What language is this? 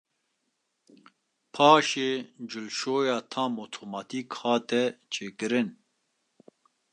Kurdish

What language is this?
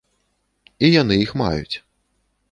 Belarusian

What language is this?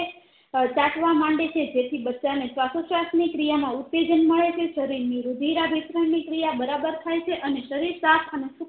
Gujarati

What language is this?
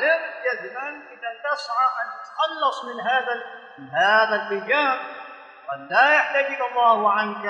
Arabic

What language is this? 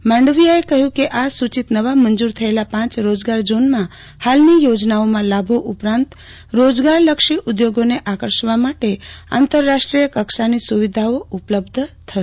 Gujarati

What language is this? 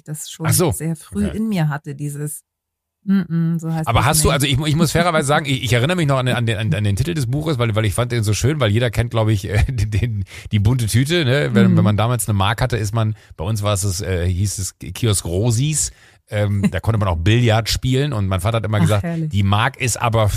German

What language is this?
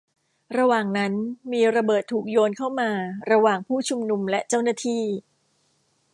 Thai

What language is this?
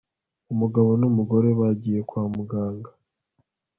Kinyarwanda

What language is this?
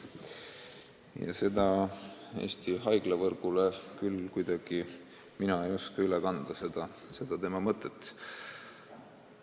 Estonian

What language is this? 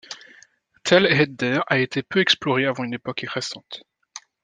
French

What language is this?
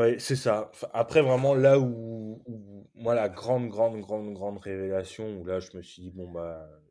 French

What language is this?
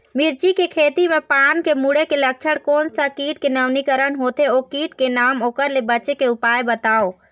Chhattisgarhi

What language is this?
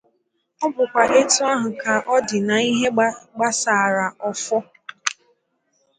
Igbo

